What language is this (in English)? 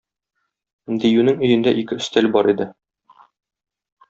Tatar